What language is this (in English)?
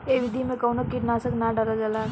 Bhojpuri